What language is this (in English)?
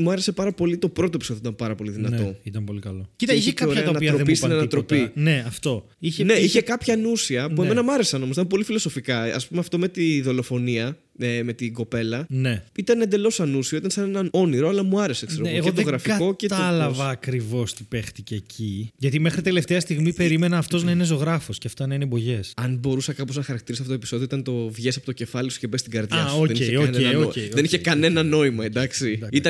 Greek